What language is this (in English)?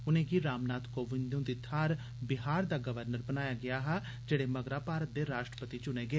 Dogri